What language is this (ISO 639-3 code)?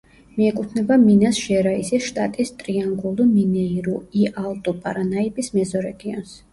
kat